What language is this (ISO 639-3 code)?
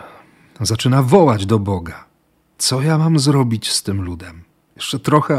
pol